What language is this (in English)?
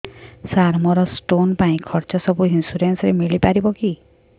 Odia